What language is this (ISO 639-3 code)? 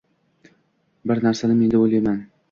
uzb